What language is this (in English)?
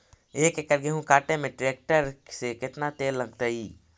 Magahi